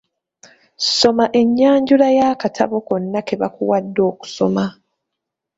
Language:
Ganda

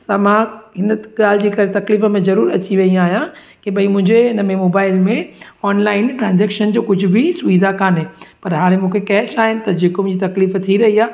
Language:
Sindhi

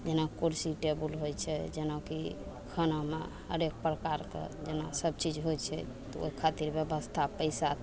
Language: Maithili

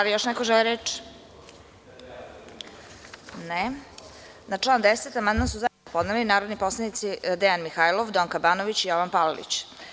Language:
Serbian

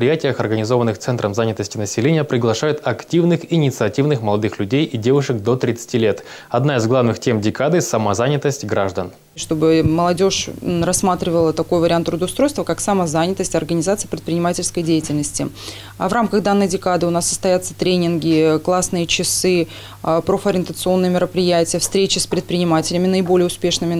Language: Russian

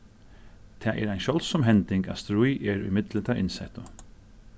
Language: Faroese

